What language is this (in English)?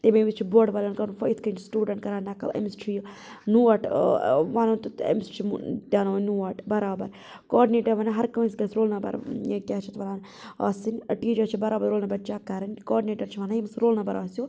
Kashmiri